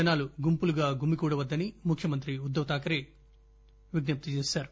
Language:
Telugu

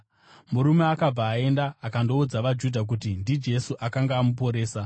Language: Shona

